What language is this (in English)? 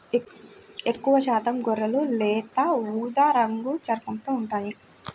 Telugu